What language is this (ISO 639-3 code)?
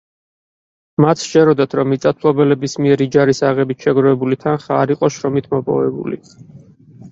kat